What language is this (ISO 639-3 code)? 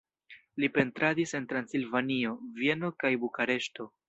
epo